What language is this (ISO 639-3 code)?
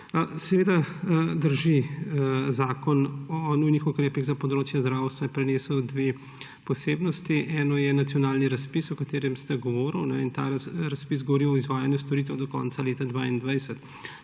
slv